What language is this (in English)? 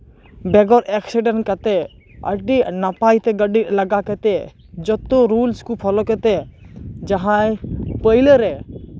Santali